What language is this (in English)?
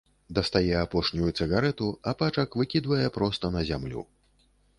Belarusian